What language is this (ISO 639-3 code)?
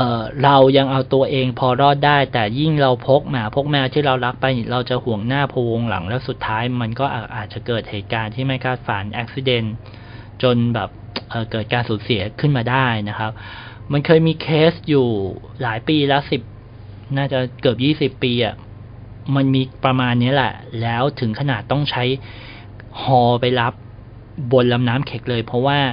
tha